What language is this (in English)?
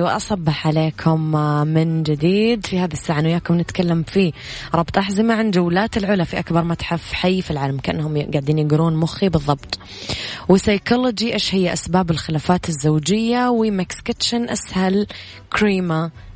Arabic